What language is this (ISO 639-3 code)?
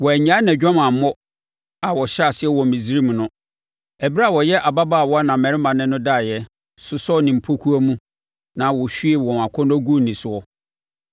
aka